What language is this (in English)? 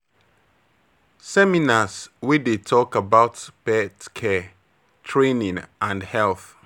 Nigerian Pidgin